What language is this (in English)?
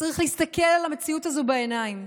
Hebrew